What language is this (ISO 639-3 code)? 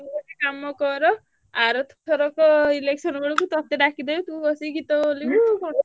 ori